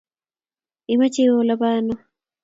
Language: Kalenjin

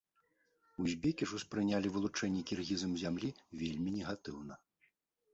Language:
Belarusian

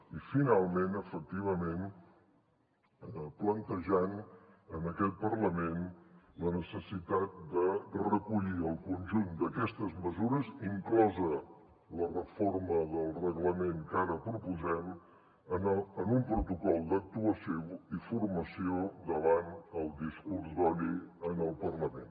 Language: Catalan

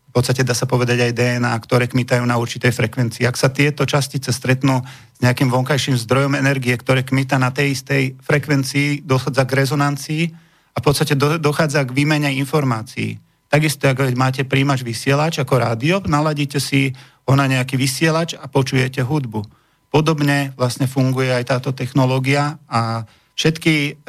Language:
Slovak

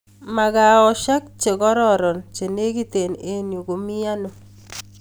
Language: Kalenjin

